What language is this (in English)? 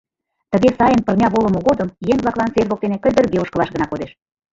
Mari